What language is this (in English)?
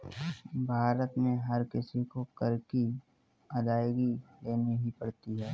Hindi